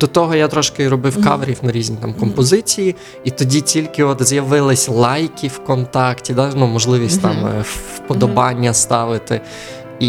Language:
Ukrainian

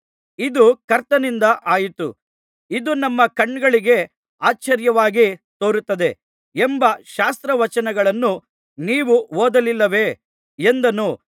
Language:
Kannada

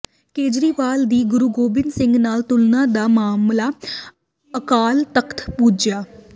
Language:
Punjabi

